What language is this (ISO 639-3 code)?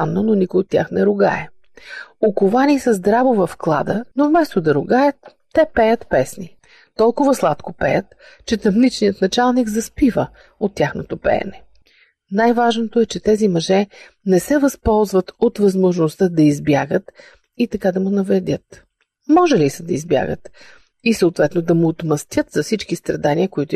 bul